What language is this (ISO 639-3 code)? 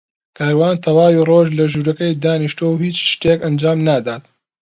ckb